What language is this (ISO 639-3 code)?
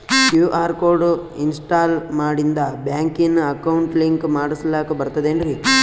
kan